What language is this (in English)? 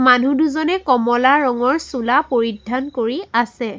Assamese